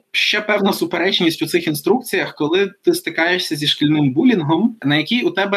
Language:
Ukrainian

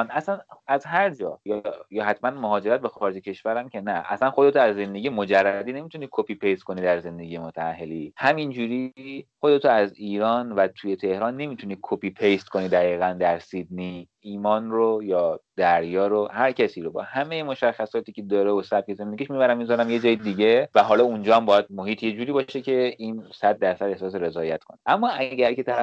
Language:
Persian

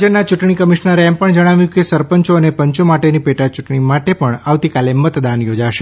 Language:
Gujarati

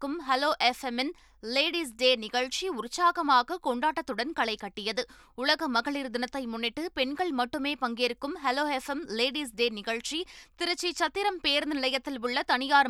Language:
Tamil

